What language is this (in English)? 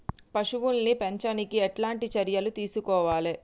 Telugu